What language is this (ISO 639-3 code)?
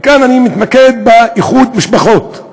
heb